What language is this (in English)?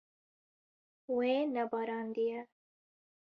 Kurdish